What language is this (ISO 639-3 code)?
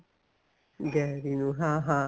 pan